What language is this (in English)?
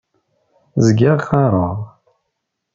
Kabyle